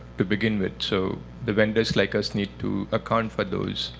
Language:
English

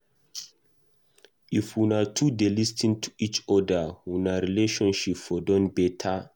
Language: Nigerian Pidgin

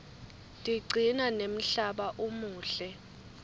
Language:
Swati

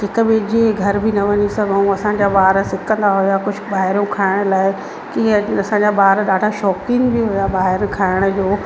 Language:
Sindhi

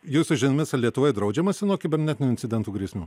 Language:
Lithuanian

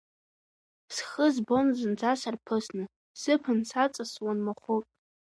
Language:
Abkhazian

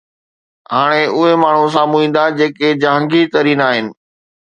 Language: Sindhi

